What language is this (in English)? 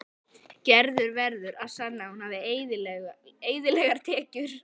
Icelandic